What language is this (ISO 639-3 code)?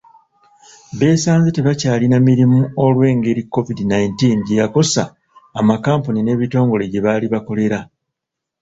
lug